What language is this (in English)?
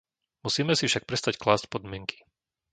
Slovak